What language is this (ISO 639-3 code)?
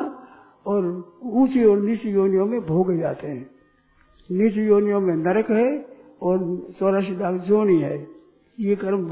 hin